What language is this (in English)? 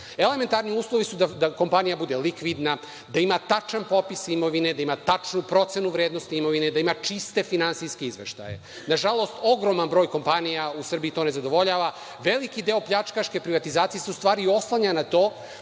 Serbian